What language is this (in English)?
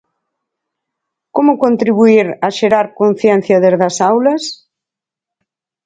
Galician